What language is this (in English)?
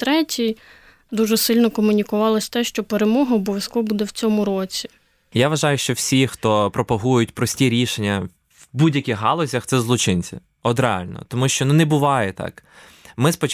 Ukrainian